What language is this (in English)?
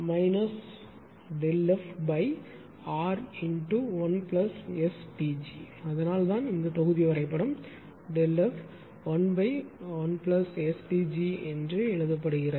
Tamil